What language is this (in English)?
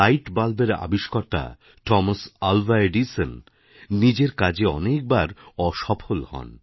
Bangla